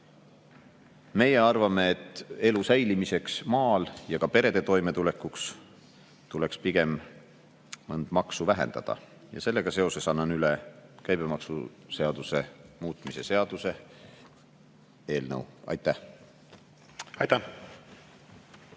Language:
Estonian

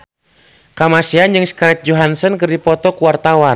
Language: Sundanese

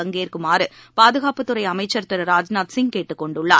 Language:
Tamil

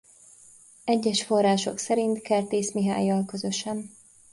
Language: Hungarian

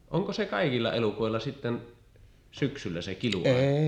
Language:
Finnish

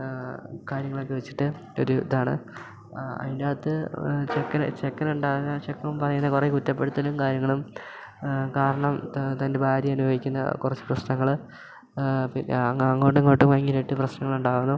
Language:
Malayalam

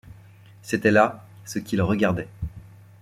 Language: French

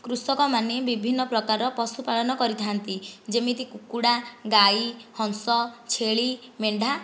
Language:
Odia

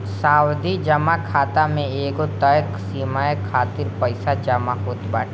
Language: Bhojpuri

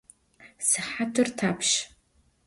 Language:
Adyghe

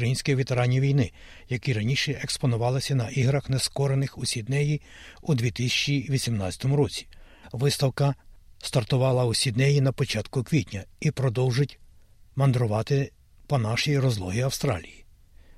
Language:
Ukrainian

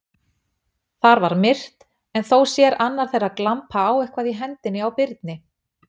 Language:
Icelandic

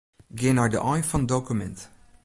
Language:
Western Frisian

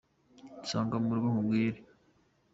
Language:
Kinyarwanda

